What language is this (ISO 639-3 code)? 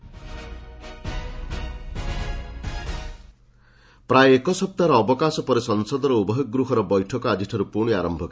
ori